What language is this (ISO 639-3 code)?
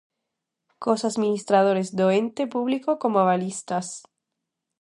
glg